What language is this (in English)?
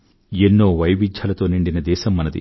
Telugu